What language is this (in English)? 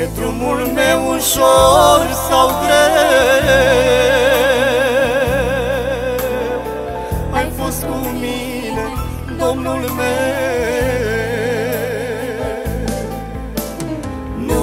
Romanian